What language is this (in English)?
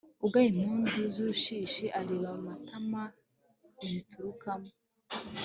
Kinyarwanda